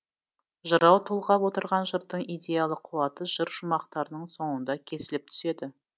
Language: Kazakh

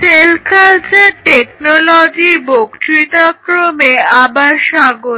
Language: Bangla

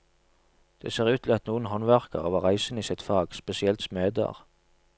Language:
Norwegian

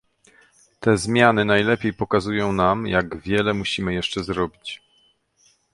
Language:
Polish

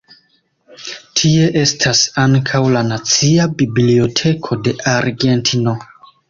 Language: Esperanto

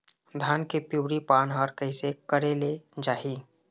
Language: Chhattisgarhi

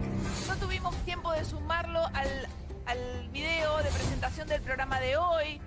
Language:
Spanish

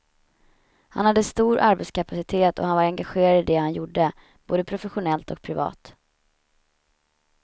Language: Swedish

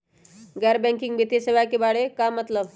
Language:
Magahi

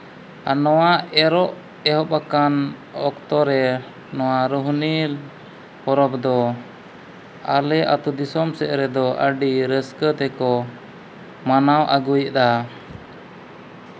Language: Santali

